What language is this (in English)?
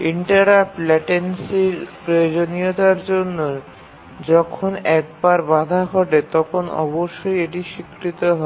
Bangla